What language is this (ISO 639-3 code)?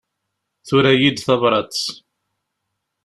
kab